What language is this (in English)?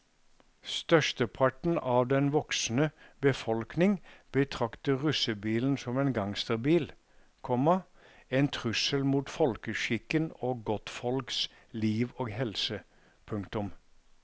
Norwegian